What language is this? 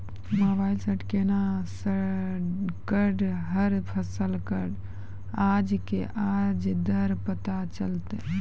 Maithili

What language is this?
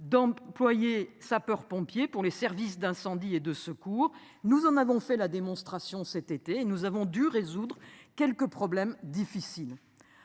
French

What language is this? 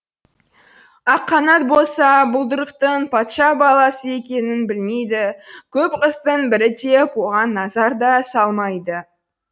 Kazakh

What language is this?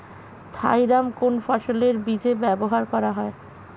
Bangla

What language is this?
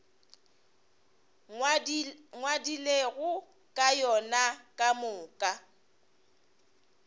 Northern Sotho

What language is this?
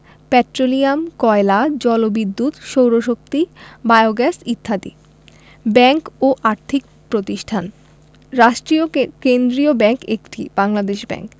Bangla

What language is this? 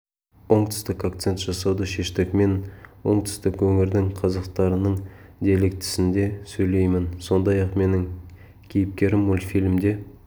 Kazakh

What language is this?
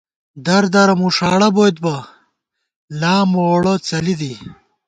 Gawar-Bati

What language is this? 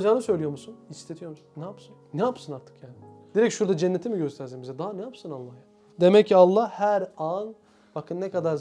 Turkish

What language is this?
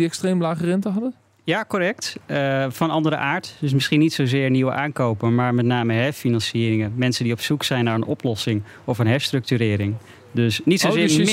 Dutch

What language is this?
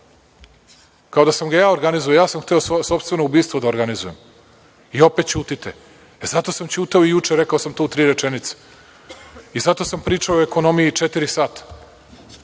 Serbian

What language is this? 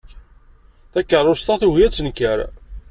Kabyle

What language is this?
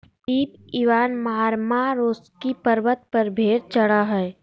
Magahi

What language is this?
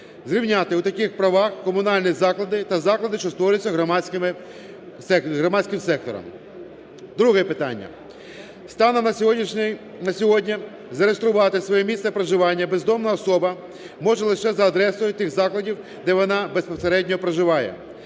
Ukrainian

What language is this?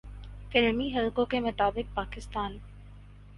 Urdu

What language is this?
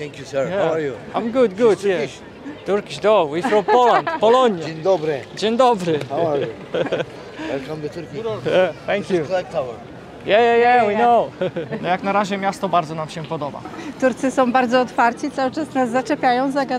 Polish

